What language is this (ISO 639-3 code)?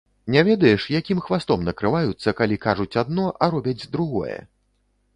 bel